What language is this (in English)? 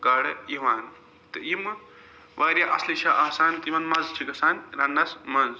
Kashmiri